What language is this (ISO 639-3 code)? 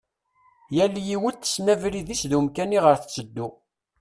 kab